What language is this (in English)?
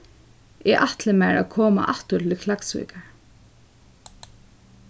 Faroese